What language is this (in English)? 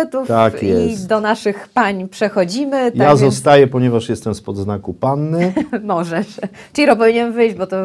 Polish